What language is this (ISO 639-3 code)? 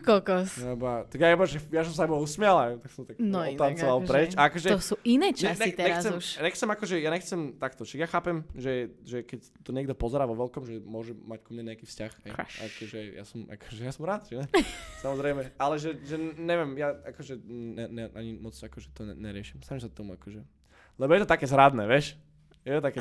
slk